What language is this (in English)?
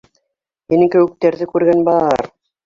Bashkir